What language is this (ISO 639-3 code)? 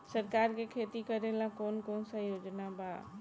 bho